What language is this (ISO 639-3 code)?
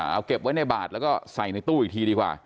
tha